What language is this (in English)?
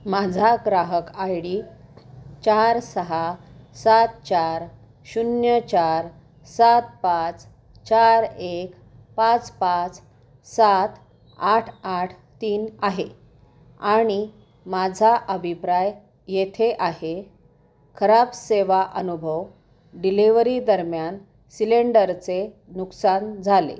Marathi